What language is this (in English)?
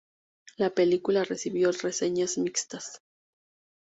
Spanish